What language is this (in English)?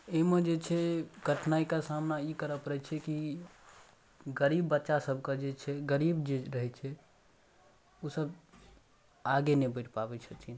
Maithili